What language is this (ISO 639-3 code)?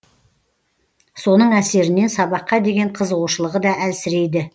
kaz